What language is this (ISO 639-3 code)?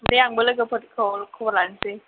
brx